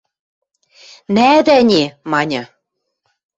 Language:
Western Mari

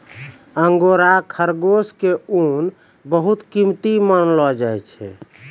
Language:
Maithili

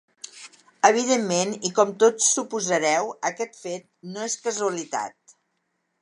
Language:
Catalan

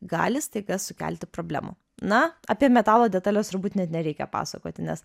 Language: Lithuanian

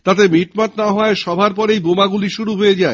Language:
Bangla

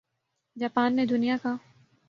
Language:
Urdu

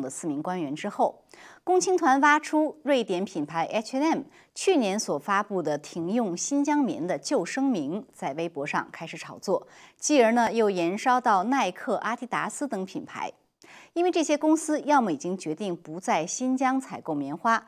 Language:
Chinese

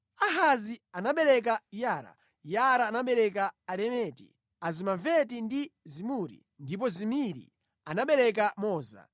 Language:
Nyanja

